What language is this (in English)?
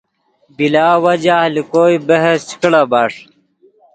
Yidgha